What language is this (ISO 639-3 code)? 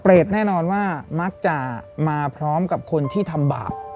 tha